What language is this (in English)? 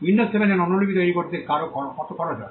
Bangla